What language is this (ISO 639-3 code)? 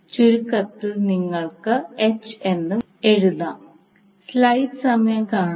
mal